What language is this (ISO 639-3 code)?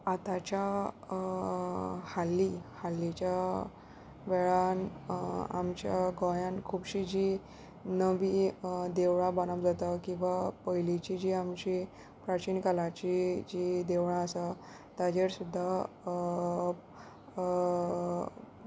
kok